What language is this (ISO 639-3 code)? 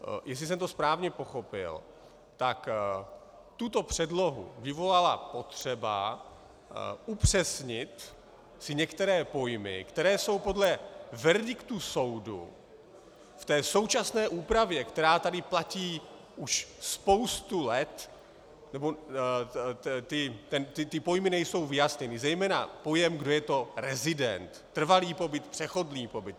ces